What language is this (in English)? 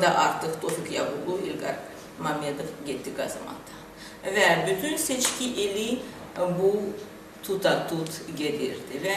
Turkish